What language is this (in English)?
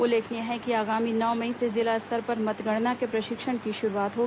Hindi